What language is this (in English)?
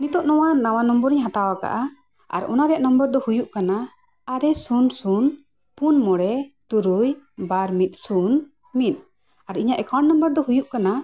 Santali